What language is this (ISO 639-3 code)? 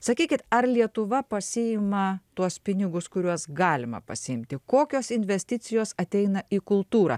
lit